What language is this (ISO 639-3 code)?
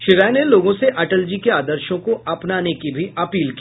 hin